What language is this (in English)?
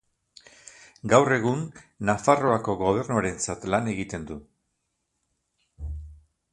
Basque